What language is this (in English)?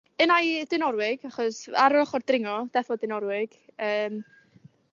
Welsh